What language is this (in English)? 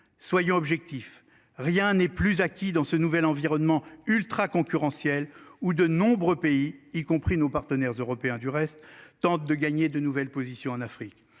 French